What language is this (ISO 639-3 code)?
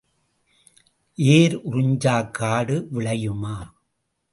tam